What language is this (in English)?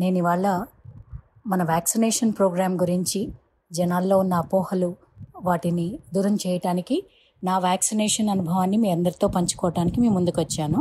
Telugu